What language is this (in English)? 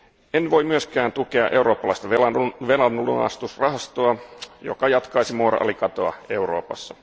Finnish